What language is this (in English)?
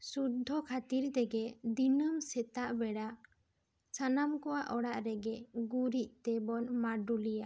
Santali